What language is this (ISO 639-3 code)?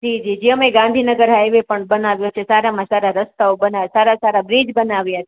guj